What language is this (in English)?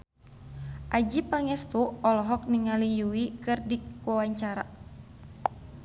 Sundanese